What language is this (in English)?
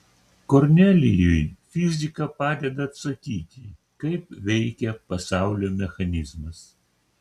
Lithuanian